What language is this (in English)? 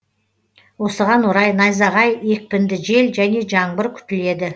Kazakh